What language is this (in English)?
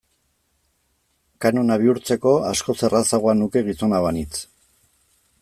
Basque